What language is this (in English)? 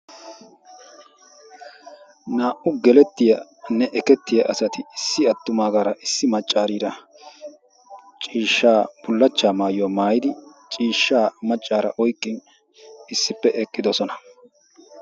Wolaytta